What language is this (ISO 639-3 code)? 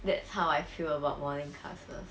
eng